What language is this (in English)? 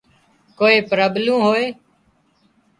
Wadiyara Koli